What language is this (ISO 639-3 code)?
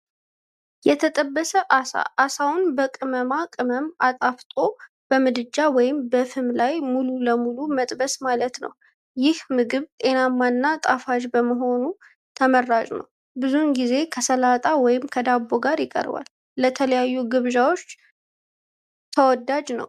amh